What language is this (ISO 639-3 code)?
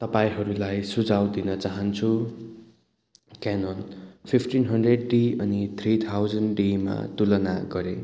nep